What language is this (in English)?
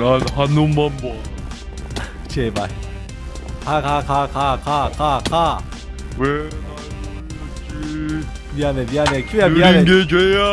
Korean